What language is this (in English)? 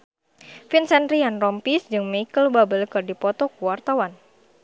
Sundanese